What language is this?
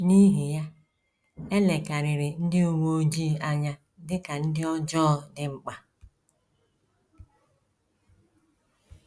Igbo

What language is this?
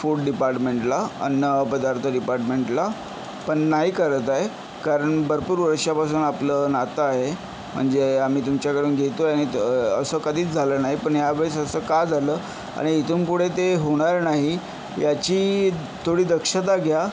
Marathi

